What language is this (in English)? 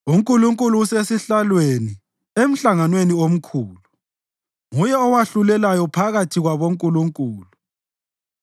North Ndebele